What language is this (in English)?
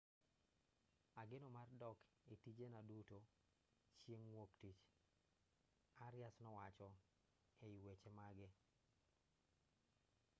Luo (Kenya and Tanzania)